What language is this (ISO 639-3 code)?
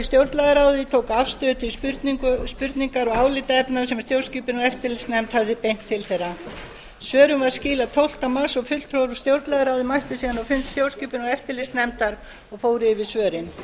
isl